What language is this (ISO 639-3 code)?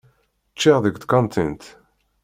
kab